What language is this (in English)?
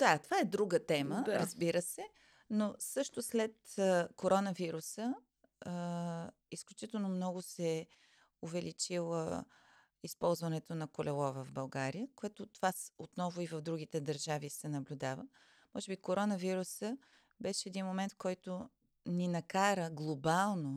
Bulgarian